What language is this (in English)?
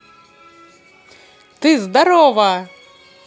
Russian